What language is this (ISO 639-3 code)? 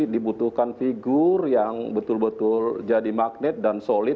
ind